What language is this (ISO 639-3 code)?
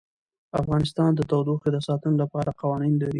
pus